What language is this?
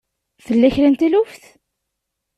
Kabyle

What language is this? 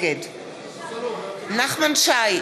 Hebrew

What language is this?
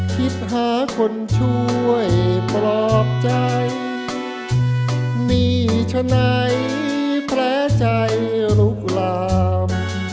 Thai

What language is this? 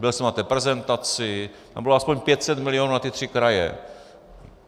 Czech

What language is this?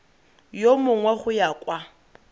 Tswana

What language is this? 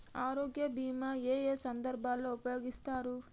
Telugu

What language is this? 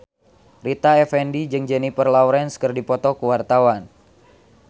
Sundanese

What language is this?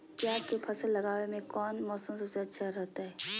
Magahi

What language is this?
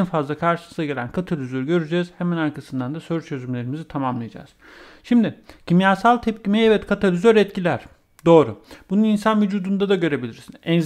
Turkish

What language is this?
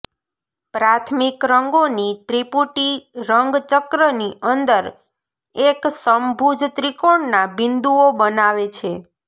Gujarati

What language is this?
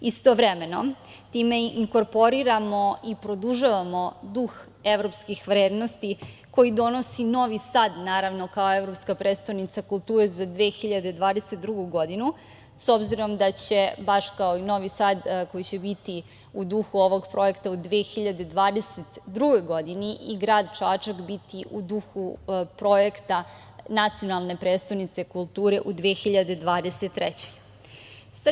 Serbian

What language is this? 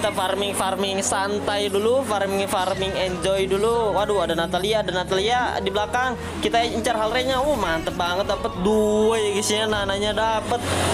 Indonesian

